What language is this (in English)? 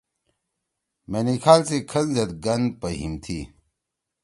Torwali